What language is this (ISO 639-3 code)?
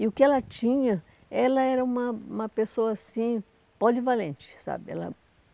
por